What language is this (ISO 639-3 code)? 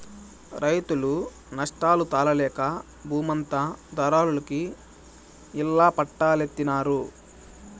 tel